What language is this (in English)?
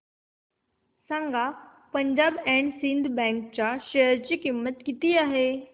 Marathi